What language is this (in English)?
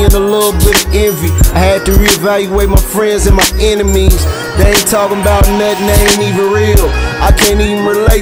English